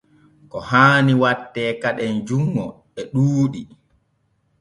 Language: Borgu Fulfulde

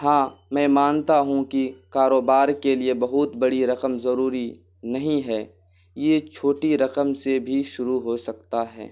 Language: Urdu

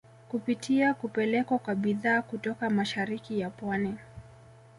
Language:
Swahili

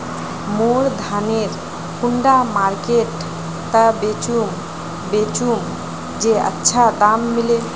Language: Magahi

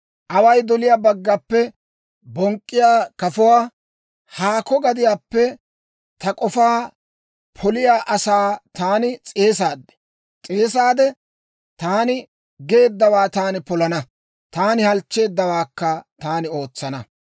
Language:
Dawro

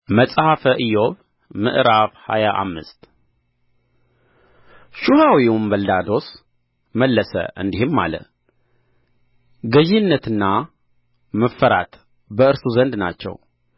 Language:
Amharic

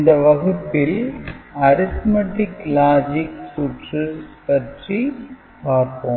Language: Tamil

